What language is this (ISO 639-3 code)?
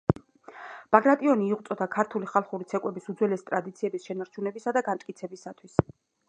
kat